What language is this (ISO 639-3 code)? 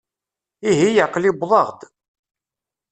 kab